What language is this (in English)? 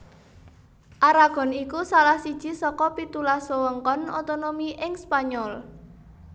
Javanese